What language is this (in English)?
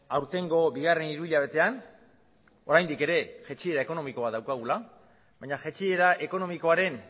Basque